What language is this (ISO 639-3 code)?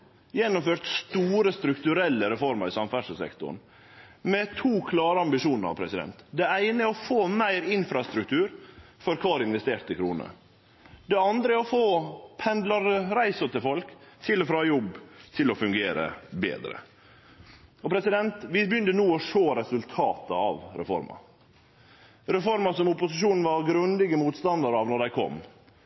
nno